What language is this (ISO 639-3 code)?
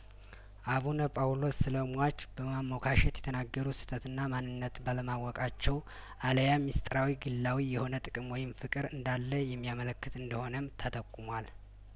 amh